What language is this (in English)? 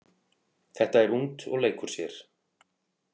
Icelandic